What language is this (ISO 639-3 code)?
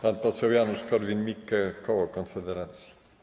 pol